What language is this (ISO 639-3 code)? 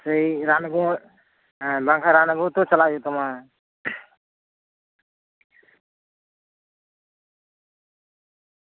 sat